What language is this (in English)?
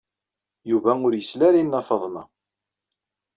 Kabyle